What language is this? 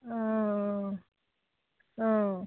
Assamese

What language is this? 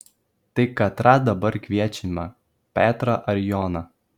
Lithuanian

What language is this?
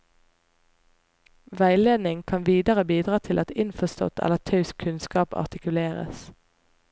Norwegian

